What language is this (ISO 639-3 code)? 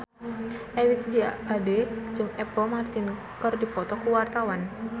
sun